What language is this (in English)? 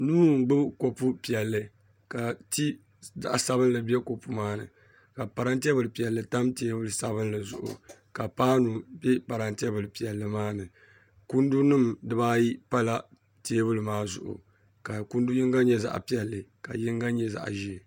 Dagbani